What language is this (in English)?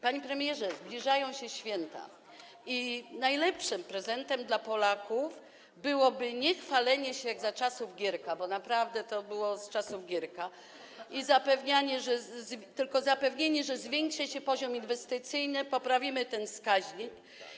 Polish